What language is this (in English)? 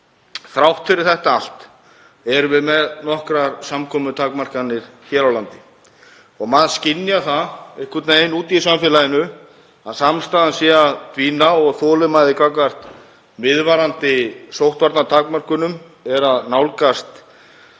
Icelandic